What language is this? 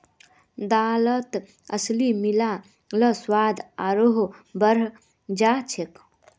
Magahi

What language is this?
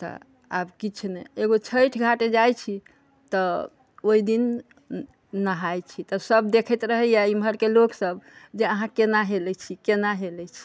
Maithili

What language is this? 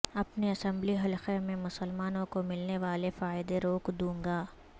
Urdu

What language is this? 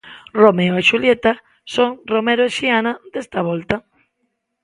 Galician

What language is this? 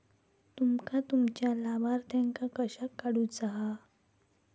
Marathi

